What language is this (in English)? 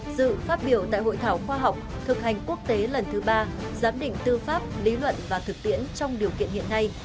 Vietnamese